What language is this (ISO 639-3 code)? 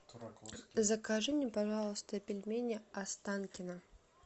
rus